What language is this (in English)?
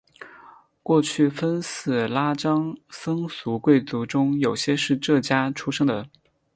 Chinese